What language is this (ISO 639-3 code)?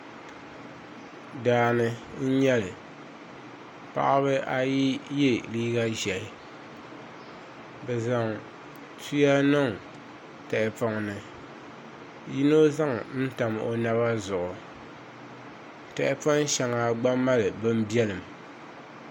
dag